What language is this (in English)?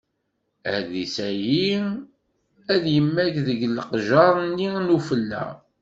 Kabyle